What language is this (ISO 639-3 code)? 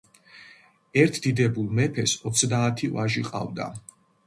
kat